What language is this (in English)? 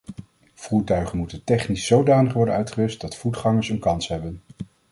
Dutch